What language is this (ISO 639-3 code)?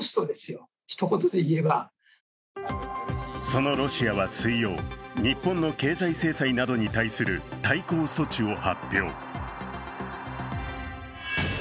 jpn